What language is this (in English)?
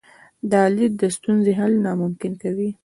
Pashto